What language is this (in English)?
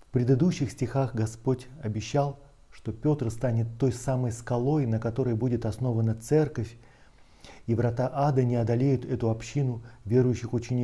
Russian